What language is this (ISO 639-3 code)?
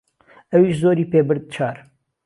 ckb